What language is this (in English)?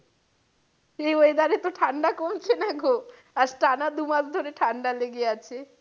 Bangla